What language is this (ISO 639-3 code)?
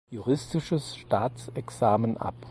deu